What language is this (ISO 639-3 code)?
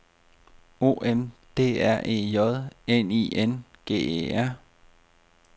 dan